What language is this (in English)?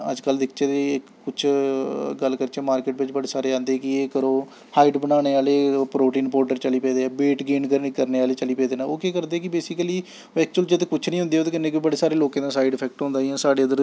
Dogri